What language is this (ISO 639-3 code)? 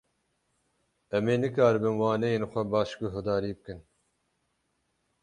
kur